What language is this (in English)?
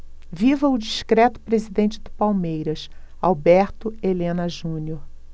Portuguese